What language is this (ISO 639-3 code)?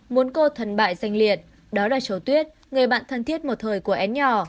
vie